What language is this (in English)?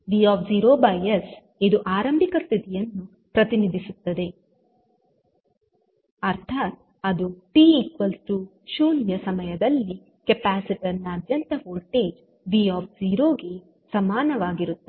Kannada